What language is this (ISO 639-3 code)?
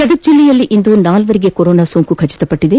kan